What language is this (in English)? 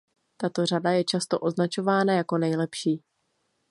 Czech